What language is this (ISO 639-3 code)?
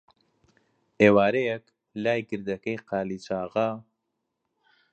ckb